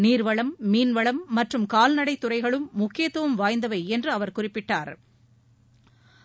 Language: Tamil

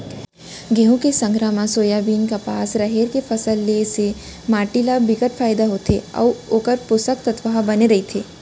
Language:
Chhattisgarhi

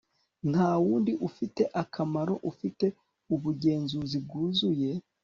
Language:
Kinyarwanda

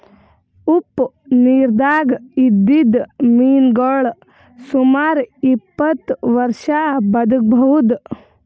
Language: Kannada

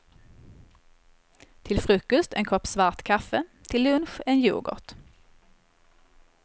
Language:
Swedish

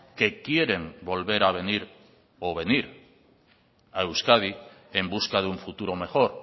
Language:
Spanish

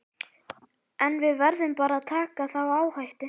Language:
Icelandic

